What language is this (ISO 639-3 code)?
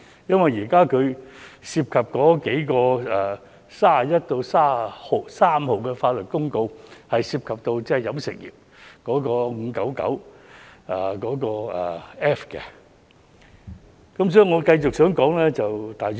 yue